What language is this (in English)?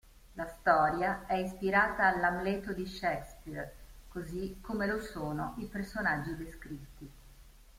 Italian